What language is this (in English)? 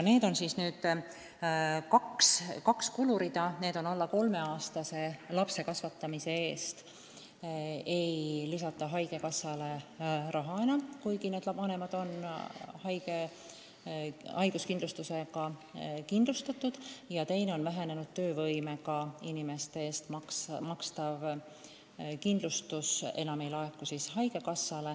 Estonian